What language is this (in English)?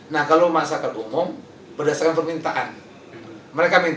Indonesian